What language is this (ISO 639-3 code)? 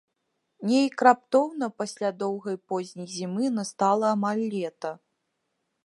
bel